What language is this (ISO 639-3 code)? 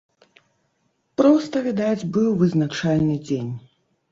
bel